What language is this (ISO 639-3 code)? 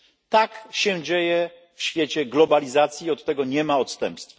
pol